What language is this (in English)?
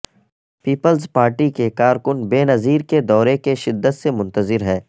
Urdu